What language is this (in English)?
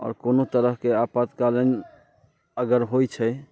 Maithili